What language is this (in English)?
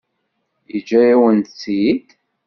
Kabyle